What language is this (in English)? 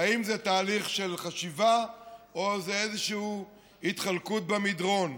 Hebrew